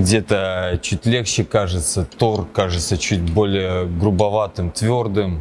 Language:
Russian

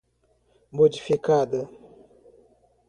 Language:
Portuguese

